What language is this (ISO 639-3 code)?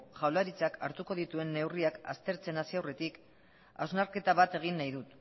eus